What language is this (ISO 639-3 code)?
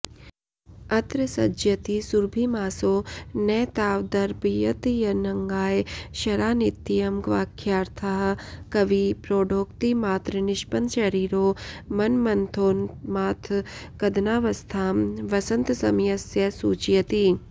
san